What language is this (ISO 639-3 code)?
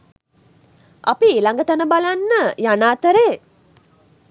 sin